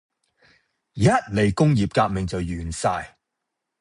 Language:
Cantonese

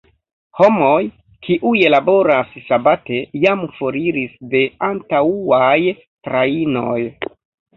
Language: Esperanto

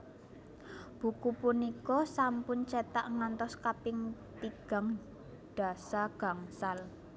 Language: Javanese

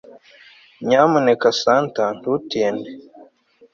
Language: Kinyarwanda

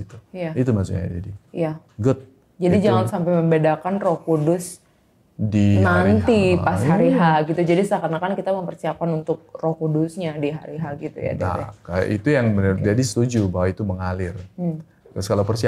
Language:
Indonesian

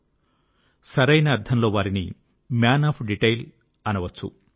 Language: Telugu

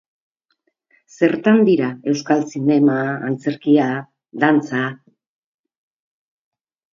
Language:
Basque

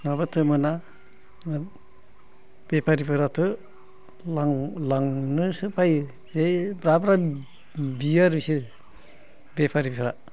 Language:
Bodo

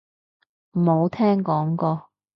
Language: Cantonese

